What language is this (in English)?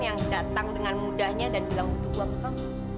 Indonesian